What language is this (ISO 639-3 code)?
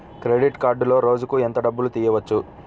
tel